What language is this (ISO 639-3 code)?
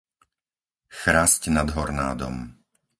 slk